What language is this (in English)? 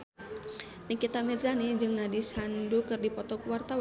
Sundanese